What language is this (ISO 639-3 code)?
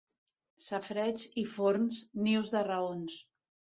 cat